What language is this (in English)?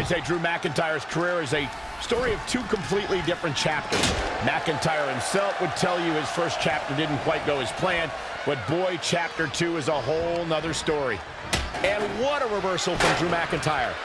English